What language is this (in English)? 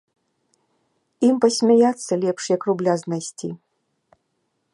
Belarusian